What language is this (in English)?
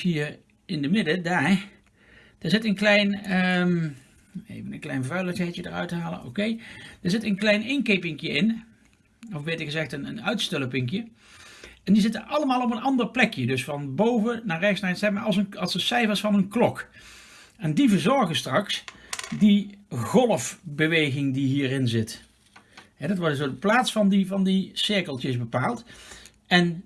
Dutch